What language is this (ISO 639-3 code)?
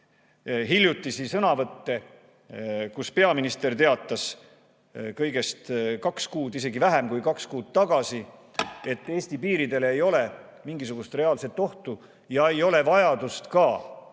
est